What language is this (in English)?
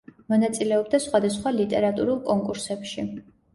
Georgian